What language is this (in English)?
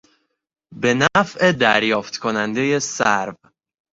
Persian